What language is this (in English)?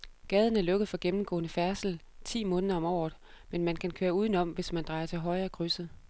Danish